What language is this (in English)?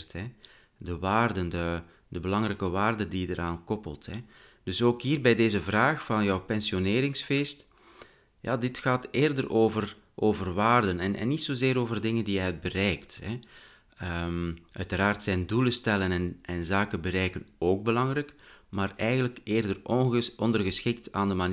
Dutch